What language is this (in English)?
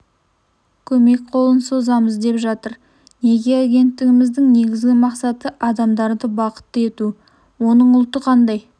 Kazakh